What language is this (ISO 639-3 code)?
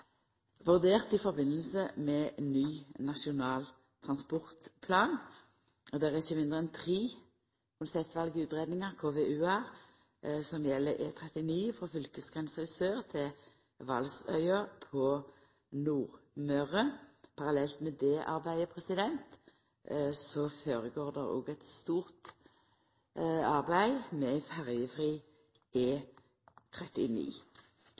nno